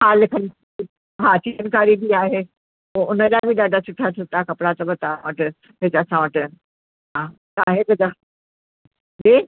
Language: Sindhi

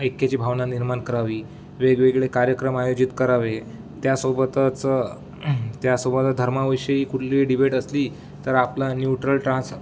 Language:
Marathi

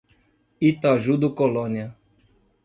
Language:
Portuguese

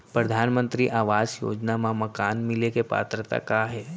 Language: Chhattisgarhi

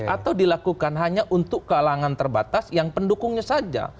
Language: Indonesian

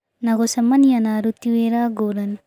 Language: Kikuyu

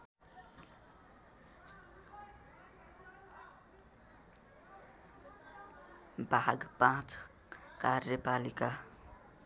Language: Nepali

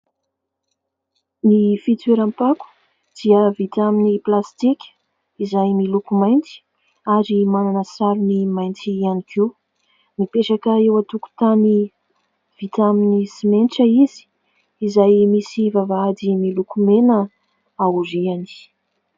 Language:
Malagasy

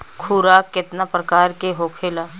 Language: Bhojpuri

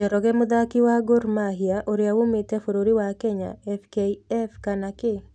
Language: Kikuyu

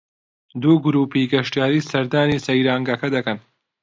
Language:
Central Kurdish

